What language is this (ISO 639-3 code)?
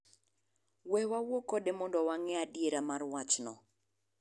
luo